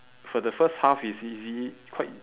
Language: English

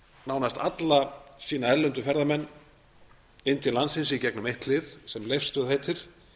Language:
Icelandic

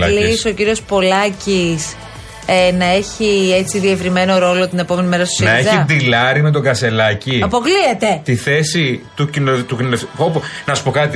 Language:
Greek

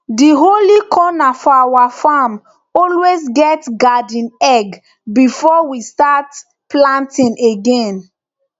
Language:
Nigerian Pidgin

